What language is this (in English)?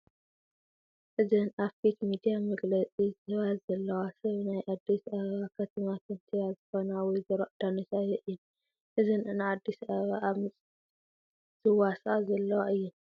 Tigrinya